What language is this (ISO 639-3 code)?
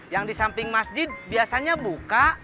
ind